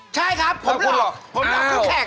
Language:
Thai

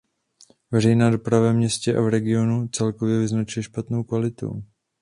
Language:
Czech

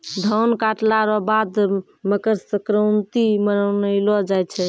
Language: Maithili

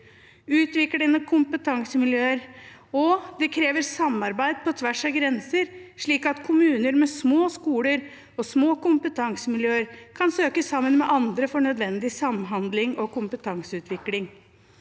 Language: Norwegian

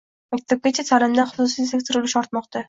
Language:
Uzbek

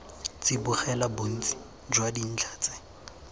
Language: Tswana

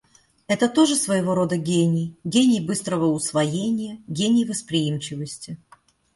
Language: Russian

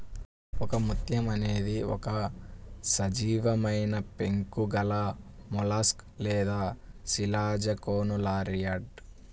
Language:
Telugu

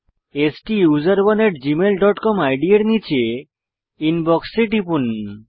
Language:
Bangla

